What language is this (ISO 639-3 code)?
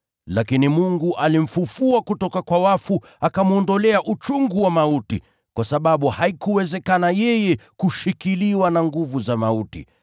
swa